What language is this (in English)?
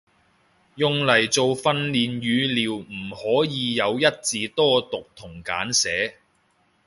Cantonese